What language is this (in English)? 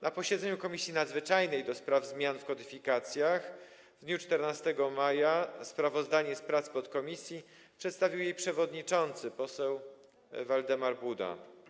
Polish